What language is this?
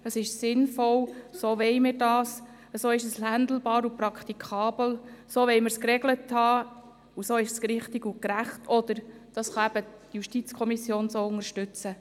Swiss German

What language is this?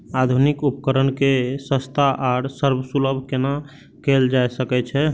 Maithili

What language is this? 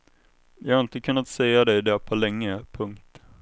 Swedish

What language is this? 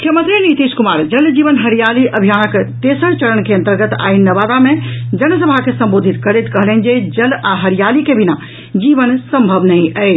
Maithili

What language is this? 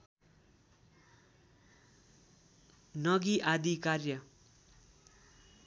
Nepali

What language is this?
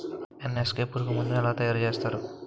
Telugu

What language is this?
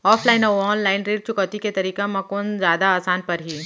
Chhattisgarhi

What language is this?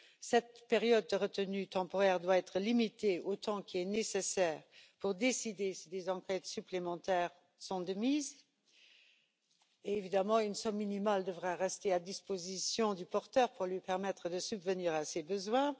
French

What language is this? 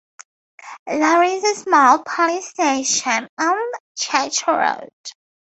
English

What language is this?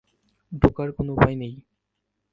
Bangla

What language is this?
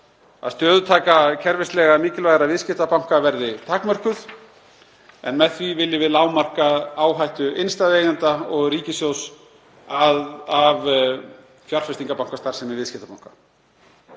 Icelandic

